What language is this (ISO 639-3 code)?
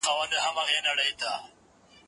pus